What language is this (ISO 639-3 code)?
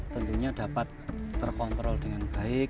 ind